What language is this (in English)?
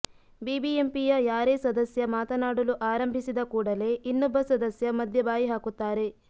Kannada